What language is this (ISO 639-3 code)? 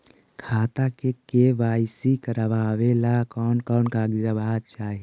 mag